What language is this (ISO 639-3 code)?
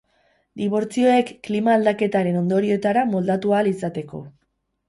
eus